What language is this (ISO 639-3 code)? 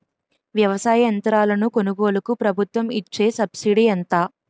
tel